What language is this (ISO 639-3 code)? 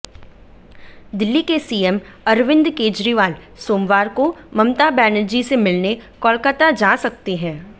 hin